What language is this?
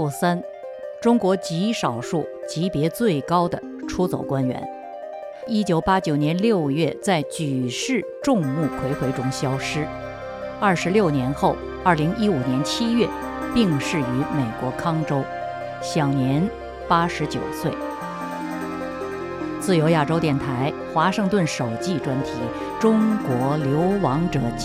Chinese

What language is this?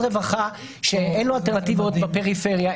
Hebrew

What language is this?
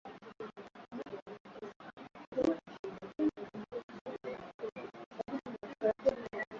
Swahili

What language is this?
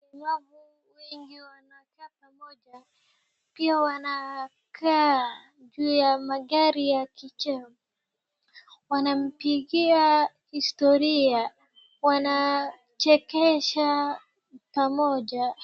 Swahili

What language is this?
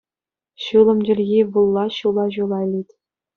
Chuvash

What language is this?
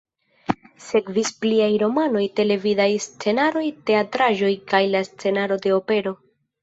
Esperanto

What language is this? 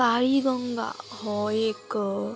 Konkani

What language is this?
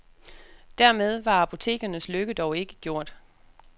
Danish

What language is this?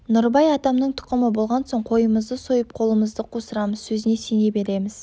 Kazakh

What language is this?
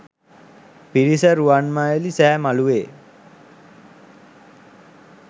Sinhala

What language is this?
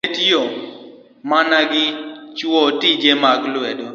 Luo (Kenya and Tanzania)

